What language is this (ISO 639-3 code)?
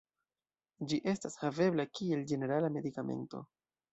epo